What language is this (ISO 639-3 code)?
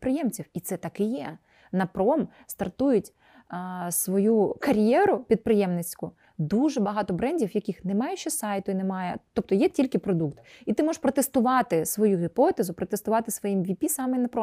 ukr